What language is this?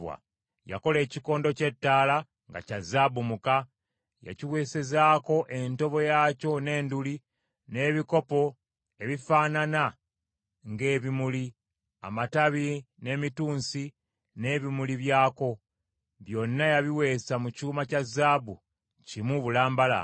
Ganda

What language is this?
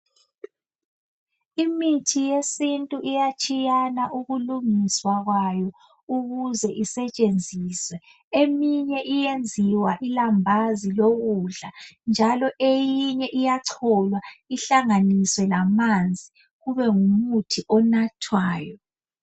North Ndebele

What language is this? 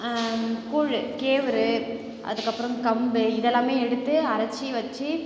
Tamil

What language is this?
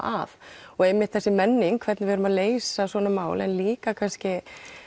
Icelandic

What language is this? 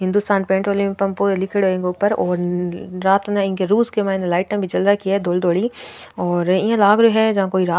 Rajasthani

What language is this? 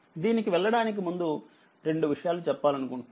Telugu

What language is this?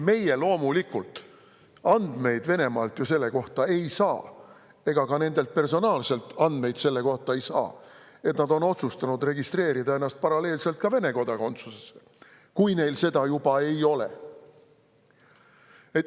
Estonian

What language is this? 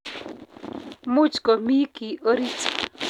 Kalenjin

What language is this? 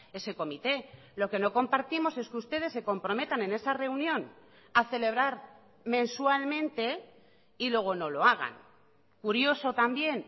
Spanish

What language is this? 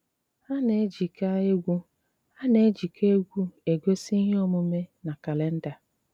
Igbo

